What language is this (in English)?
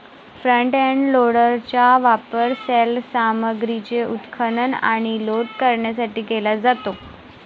Marathi